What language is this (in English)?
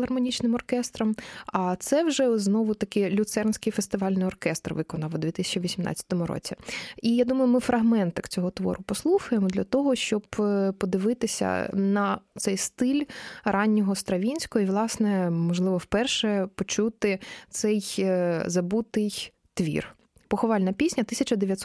Ukrainian